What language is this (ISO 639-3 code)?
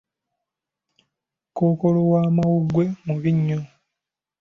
lug